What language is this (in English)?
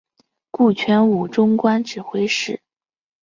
Chinese